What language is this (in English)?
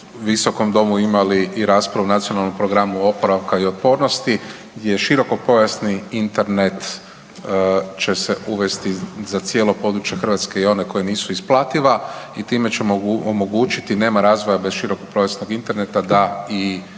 Croatian